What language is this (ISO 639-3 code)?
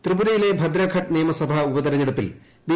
mal